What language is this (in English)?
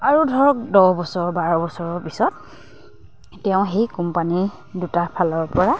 Assamese